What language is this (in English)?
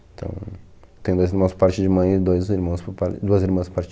Portuguese